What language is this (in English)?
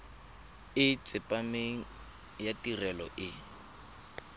Tswana